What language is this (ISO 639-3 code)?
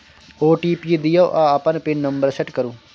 mai